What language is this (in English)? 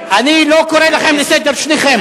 Hebrew